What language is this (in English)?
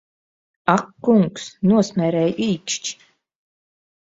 Latvian